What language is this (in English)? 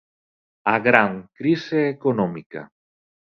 Galician